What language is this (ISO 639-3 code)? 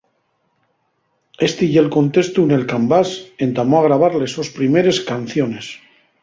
ast